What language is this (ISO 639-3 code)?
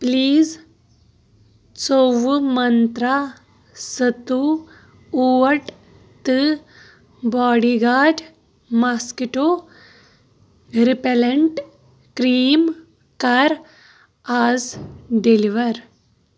kas